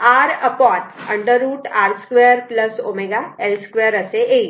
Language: Marathi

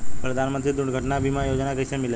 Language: Bhojpuri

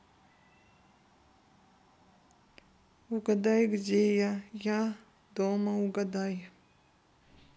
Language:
Russian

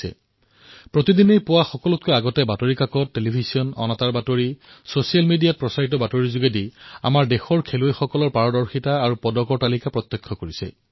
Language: Assamese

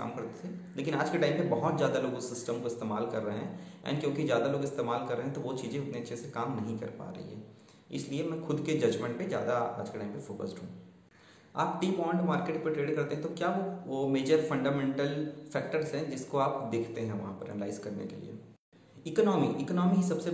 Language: Hindi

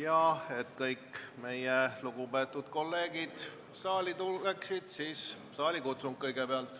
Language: Estonian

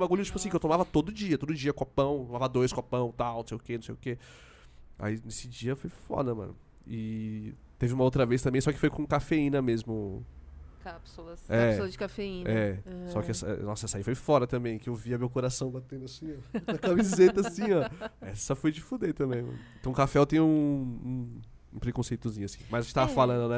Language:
Portuguese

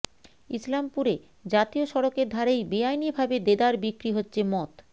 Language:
Bangla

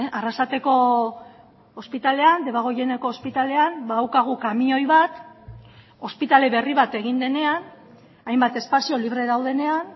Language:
Basque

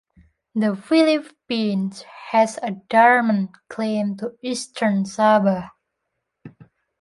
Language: English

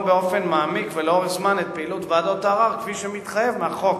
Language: Hebrew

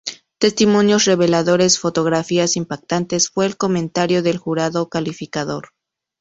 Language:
Spanish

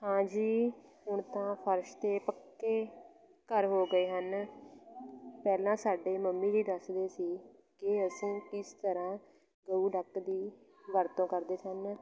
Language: Punjabi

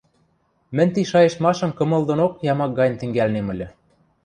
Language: Western Mari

